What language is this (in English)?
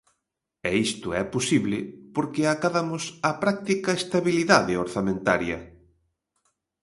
Galician